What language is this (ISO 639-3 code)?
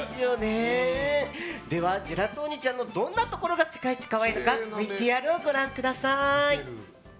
jpn